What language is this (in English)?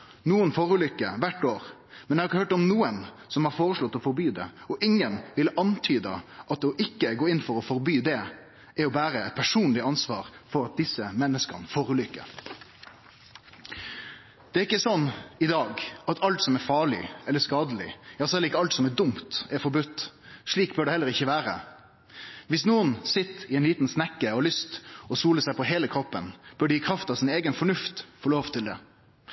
Norwegian Nynorsk